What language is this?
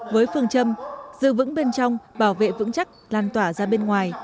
Vietnamese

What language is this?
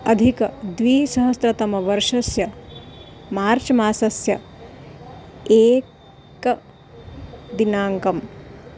Sanskrit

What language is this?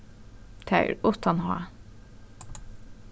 Faroese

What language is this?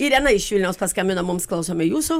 Lithuanian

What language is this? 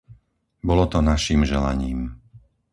Slovak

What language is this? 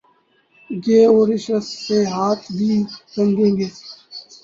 Urdu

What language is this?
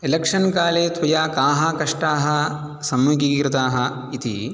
Sanskrit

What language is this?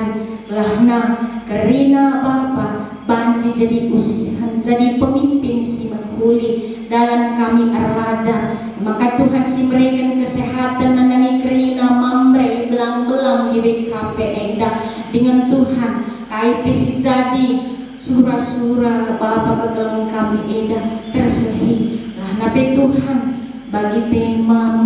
Indonesian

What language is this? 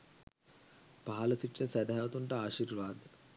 Sinhala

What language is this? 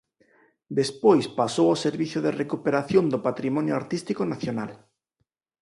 Galician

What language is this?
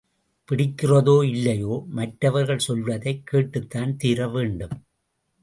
Tamil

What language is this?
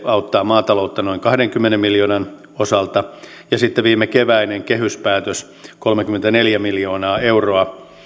Finnish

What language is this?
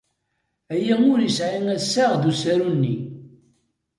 Kabyle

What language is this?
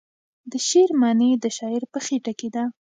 Pashto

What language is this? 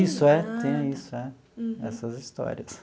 Portuguese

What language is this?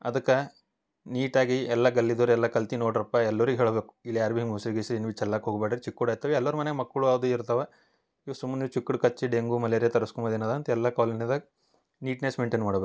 Kannada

